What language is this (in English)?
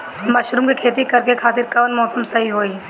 Bhojpuri